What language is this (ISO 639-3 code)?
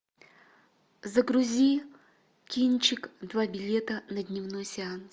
rus